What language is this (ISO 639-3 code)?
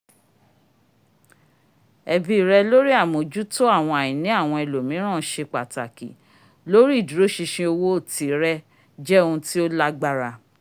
yor